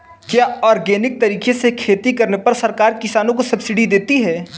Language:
Hindi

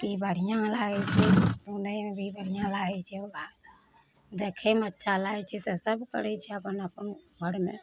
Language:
Maithili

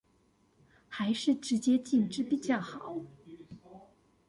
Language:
Chinese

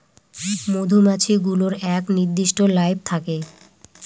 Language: Bangla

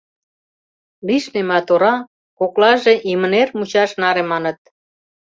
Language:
Mari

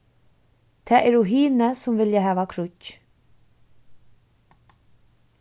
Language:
Faroese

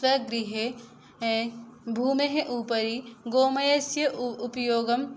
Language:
Sanskrit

